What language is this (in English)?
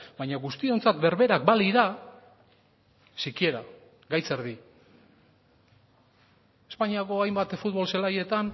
Basque